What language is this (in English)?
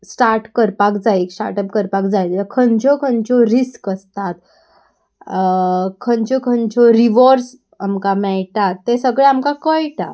Konkani